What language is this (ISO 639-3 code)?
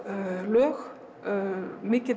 isl